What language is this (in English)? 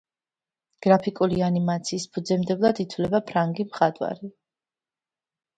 Georgian